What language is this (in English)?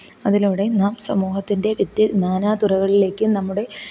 Malayalam